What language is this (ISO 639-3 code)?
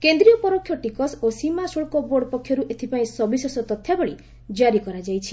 ori